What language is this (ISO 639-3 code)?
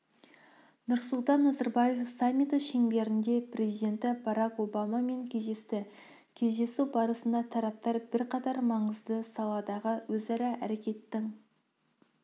kaz